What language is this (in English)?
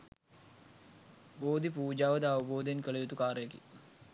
Sinhala